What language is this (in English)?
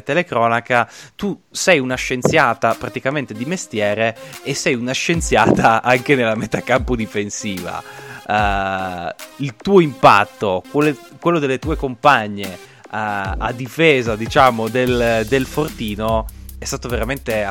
Italian